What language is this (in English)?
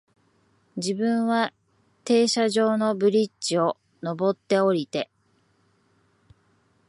Japanese